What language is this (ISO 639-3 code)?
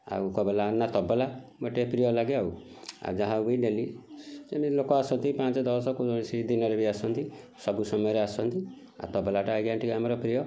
ori